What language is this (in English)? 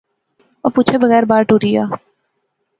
Pahari-Potwari